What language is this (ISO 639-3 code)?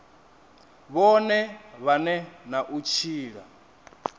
ven